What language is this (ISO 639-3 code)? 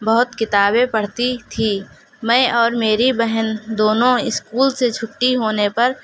urd